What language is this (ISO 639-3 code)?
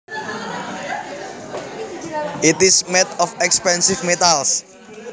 jav